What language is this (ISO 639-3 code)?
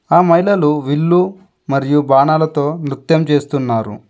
tel